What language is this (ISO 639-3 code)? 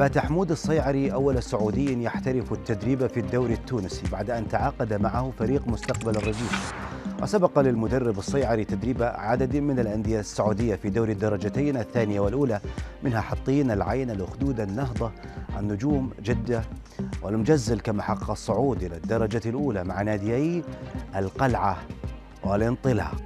ara